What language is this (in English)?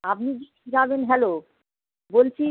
Bangla